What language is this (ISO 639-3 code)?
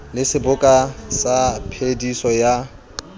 sot